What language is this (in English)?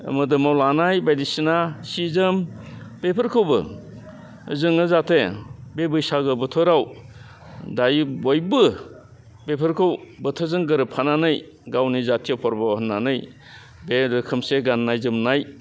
Bodo